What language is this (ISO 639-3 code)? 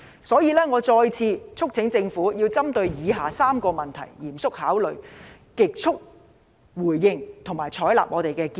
yue